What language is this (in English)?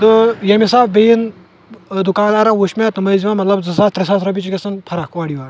Kashmiri